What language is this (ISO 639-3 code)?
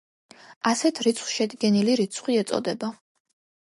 kat